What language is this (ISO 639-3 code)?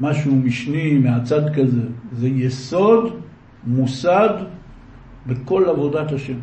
heb